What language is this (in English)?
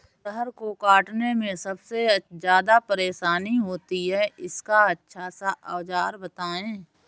Hindi